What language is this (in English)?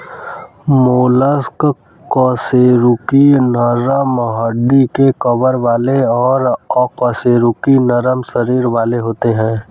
Hindi